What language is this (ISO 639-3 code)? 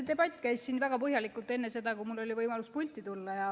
est